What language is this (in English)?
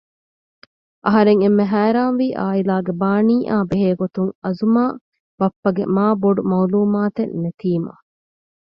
Divehi